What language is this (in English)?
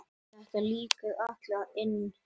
Icelandic